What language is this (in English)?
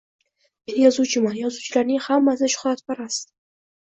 Uzbek